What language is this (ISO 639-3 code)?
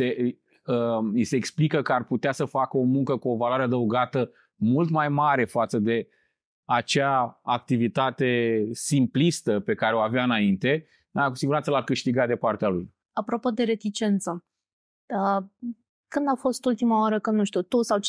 ron